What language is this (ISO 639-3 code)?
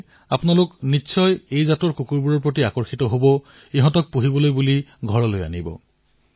asm